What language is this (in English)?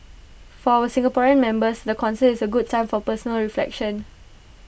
English